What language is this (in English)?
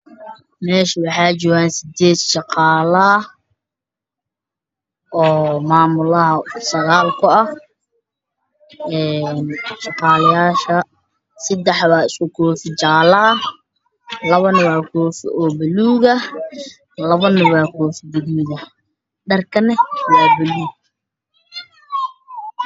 Somali